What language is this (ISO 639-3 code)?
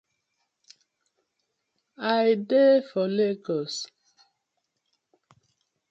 pcm